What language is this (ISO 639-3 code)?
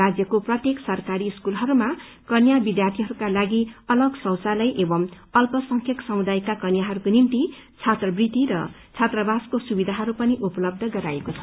nep